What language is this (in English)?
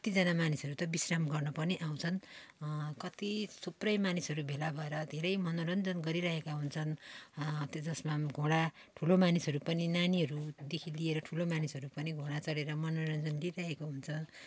Nepali